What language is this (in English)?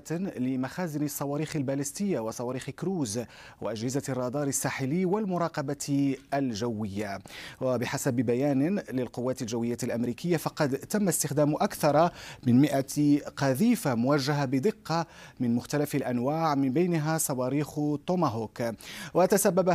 Arabic